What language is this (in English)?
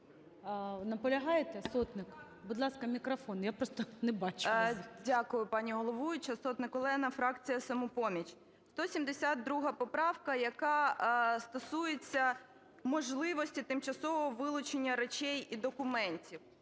Ukrainian